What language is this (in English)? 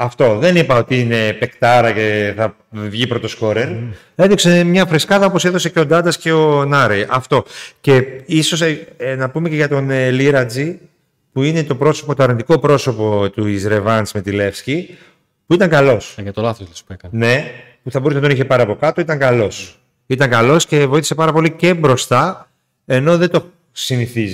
Greek